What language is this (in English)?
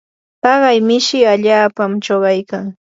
Yanahuanca Pasco Quechua